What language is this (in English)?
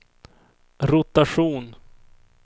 Swedish